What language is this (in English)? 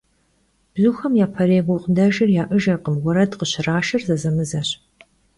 Kabardian